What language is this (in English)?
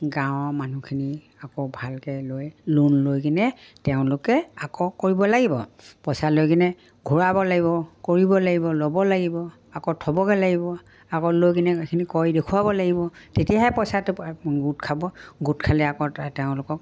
Assamese